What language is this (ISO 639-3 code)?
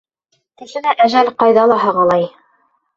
bak